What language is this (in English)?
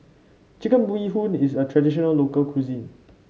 English